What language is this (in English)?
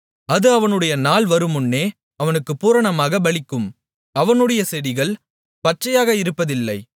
Tamil